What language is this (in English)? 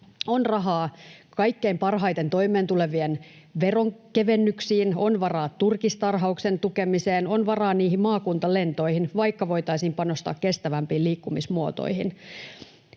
Finnish